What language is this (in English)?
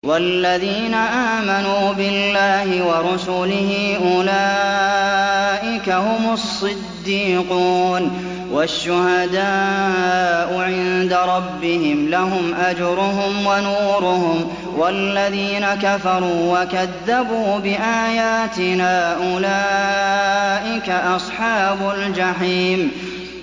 Arabic